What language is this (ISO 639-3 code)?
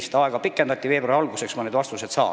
est